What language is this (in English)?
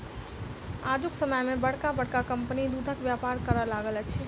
Maithili